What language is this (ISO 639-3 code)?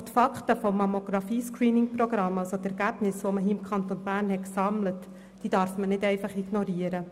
gsw